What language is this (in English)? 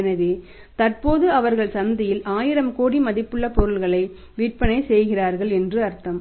Tamil